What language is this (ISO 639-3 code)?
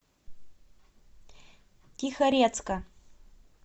rus